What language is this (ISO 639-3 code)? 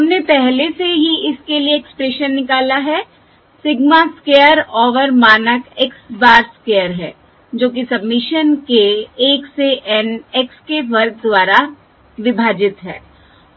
hin